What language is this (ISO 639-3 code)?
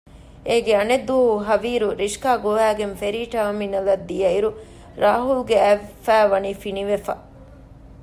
div